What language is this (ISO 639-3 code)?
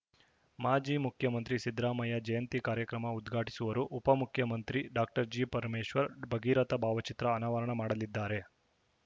kan